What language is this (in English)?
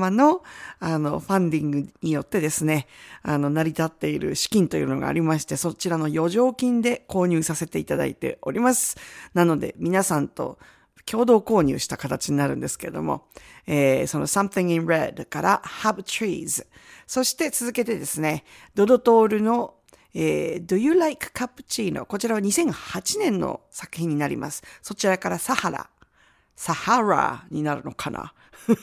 Japanese